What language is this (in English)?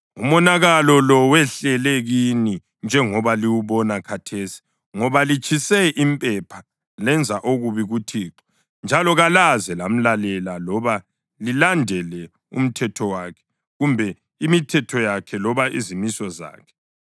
North Ndebele